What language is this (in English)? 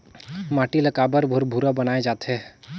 Chhattisgarhi